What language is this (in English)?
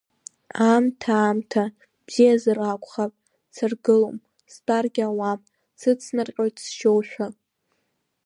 Abkhazian